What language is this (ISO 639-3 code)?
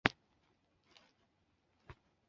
zho